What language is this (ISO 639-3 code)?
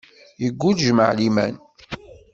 kab